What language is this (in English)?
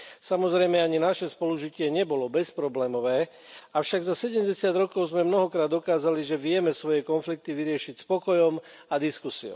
Slovak